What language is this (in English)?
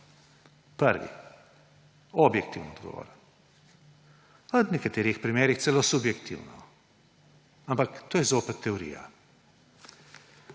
Slovenian